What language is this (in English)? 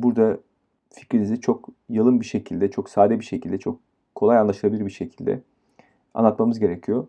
Turkish